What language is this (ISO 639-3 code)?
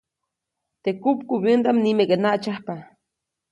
zoc